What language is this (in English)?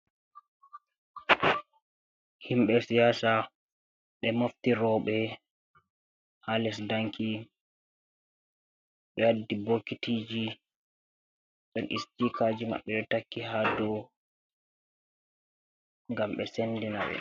Fula